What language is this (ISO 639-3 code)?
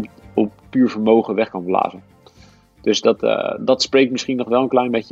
nld